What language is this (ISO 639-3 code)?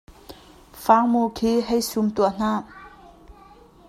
cnh